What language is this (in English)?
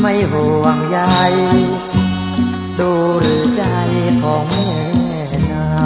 Thai